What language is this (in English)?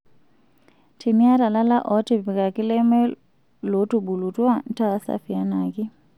Masai